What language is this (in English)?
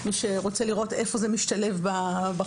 Hebrew